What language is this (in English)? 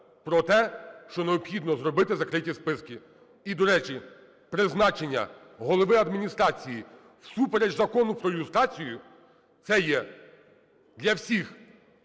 Ukrainian